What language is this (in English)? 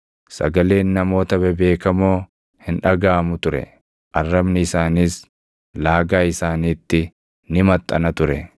Oromo